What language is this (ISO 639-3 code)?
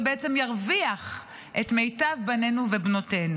heb